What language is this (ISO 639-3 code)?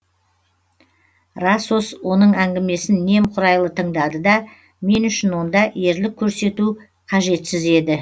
kaz